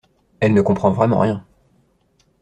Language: French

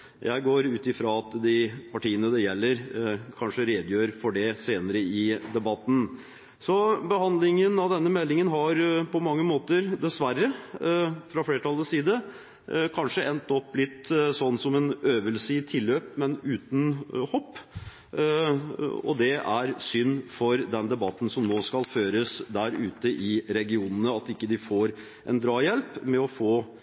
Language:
Norwegian Bokmål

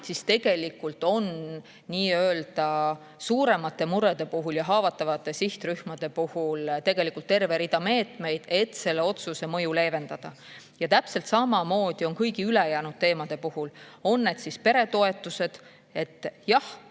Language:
Estonian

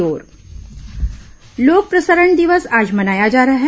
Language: Hindi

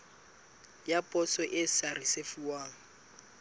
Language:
Southern Sotho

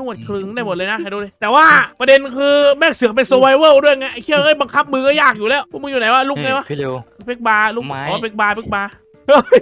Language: Thai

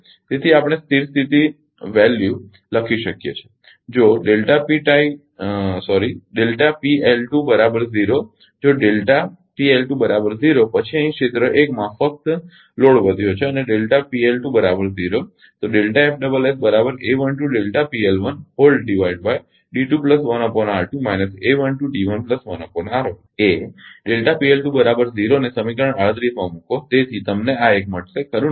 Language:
Gujarati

